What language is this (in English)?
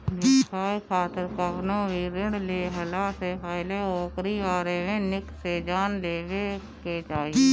Bhojpuri